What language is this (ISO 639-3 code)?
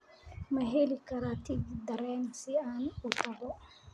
som